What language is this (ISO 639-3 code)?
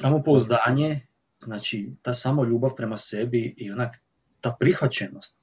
hrv